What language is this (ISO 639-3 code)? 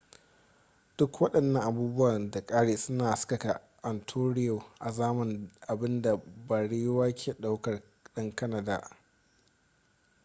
hau